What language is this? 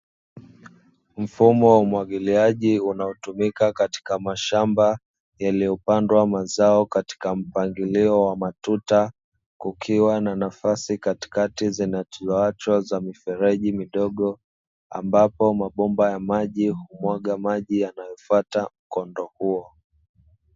Swahili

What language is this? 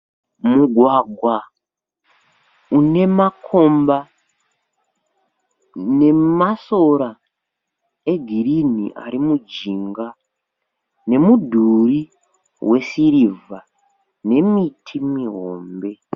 Shona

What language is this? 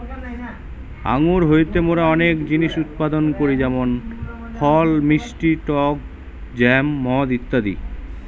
Bangla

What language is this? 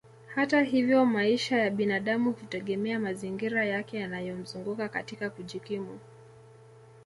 Swahili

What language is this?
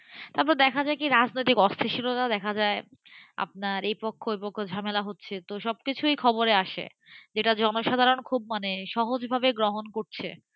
Bangla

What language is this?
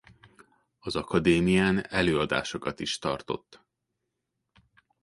Hungarian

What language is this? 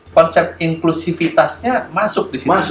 Indonesian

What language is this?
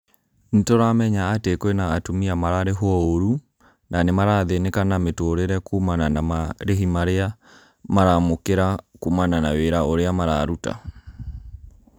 Kikuyu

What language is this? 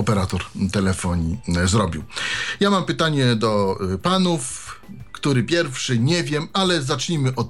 Polish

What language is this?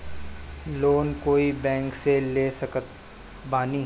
Bhojpuri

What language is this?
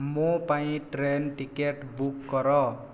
Odia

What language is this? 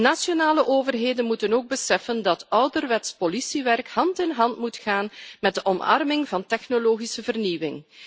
Dutch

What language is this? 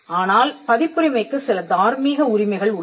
Tamil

